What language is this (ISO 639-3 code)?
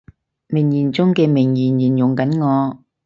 yue